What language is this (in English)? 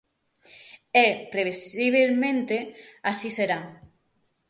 Galician